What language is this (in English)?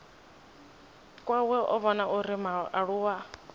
Venda